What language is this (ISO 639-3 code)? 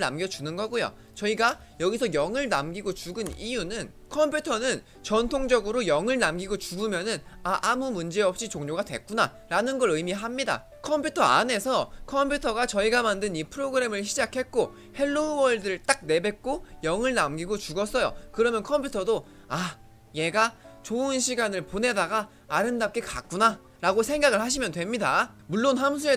kor